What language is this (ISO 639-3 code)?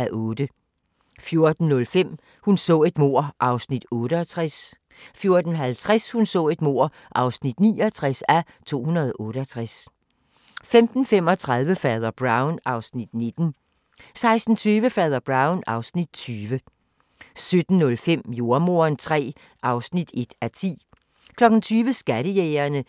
dan